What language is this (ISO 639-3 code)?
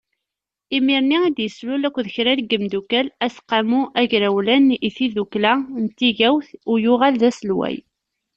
kab